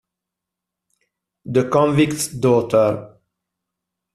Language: Italian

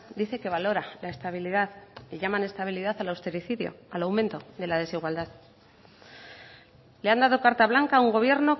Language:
Spanish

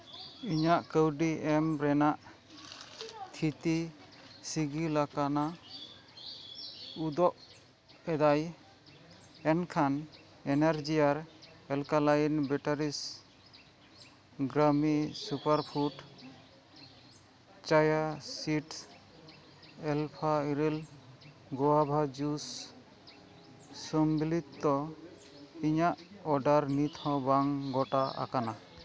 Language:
Santali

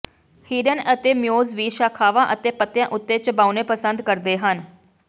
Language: Punjabi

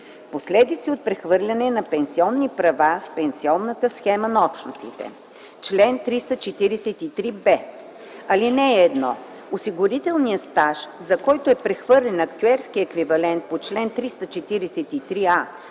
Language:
Bulgarian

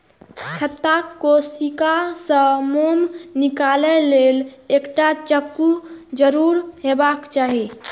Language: Maithili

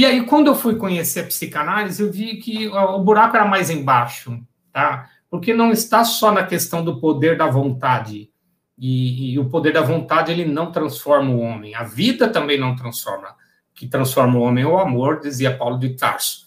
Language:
Portuguese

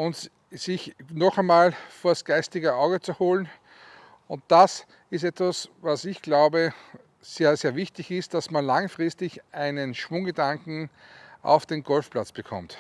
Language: German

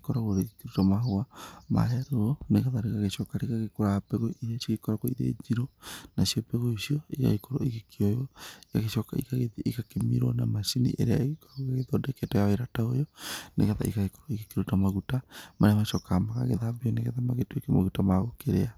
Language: Kikuyu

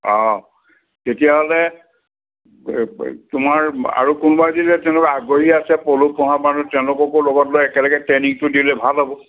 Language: Assamese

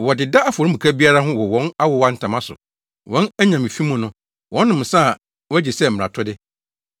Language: Akan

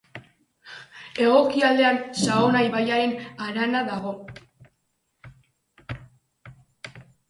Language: Basque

